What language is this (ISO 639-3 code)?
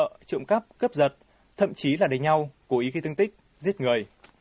vie